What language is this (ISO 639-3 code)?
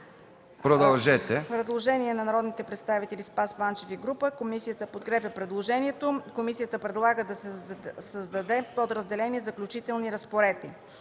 bul